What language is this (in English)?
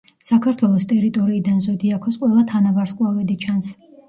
Georgian